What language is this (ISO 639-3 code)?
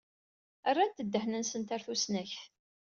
kab